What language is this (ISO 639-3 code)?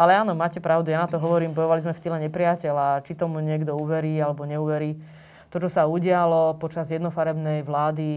slk